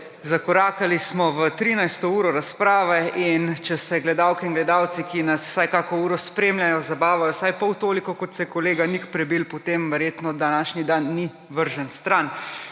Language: Slovenian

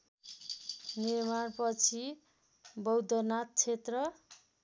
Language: Nepali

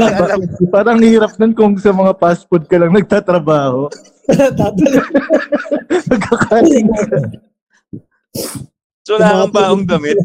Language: Filipino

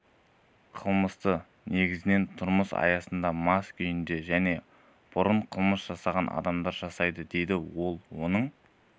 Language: Kazakh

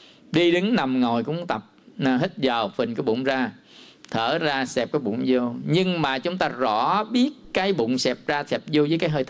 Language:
Vietnamese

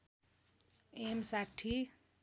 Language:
Nepali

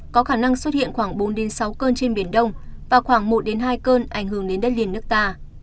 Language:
Vietnamese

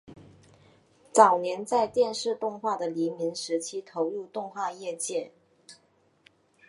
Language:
Chinese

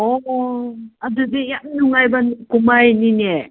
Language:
Manipuri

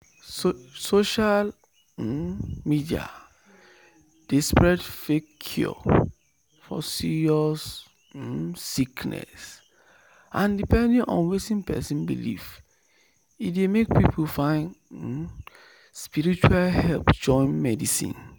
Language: Nigerian Pidgin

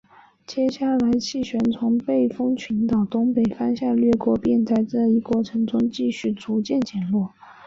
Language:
Chinese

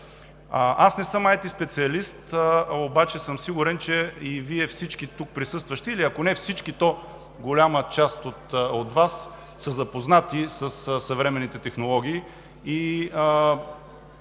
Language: Bulgarian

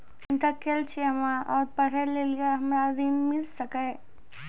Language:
Maithili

